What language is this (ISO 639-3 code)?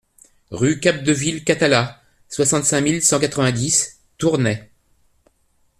fra